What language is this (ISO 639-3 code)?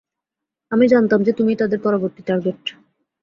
ben